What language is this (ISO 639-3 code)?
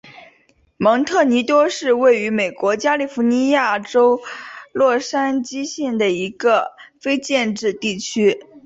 zho